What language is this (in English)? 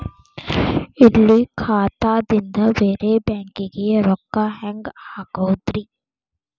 Kannada